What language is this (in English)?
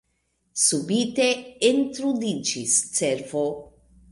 Esperanto